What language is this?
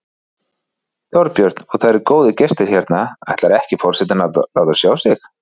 Icelandic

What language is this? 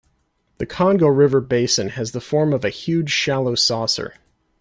English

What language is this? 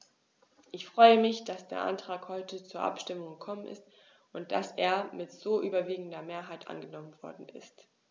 German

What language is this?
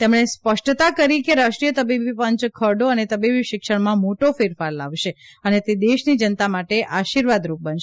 Gujarati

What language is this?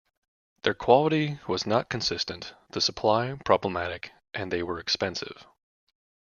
English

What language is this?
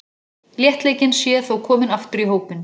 Icelandic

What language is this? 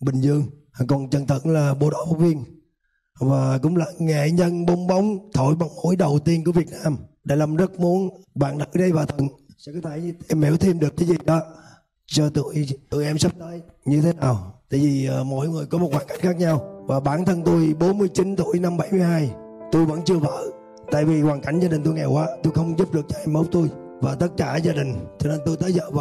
Vietnamese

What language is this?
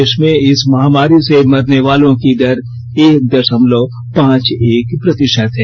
Hindi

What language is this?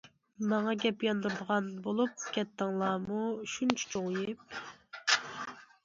Uyghur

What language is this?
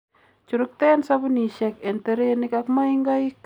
Kalenjin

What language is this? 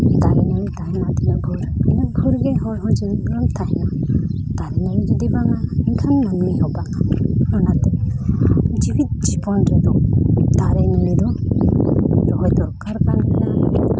Santali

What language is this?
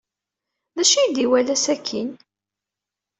Kabyle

